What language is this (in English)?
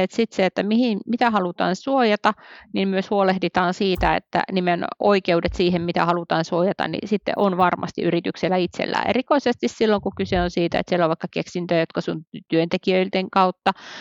Finnish